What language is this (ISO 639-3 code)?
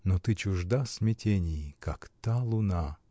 rus